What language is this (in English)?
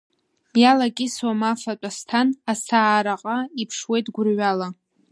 Abkhazian